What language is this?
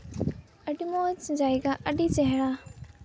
Santali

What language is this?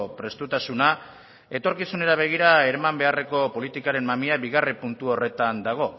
Basque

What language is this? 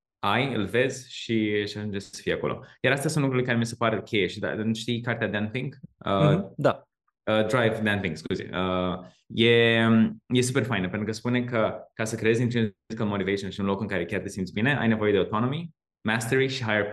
Romanian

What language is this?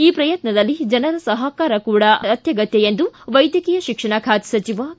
Kannada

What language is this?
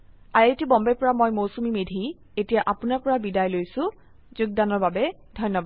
Assamese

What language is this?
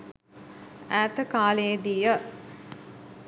Sinhala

